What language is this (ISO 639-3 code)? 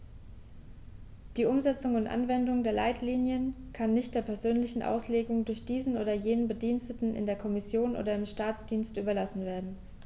deu